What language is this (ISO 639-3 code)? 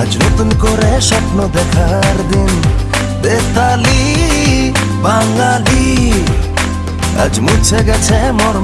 ind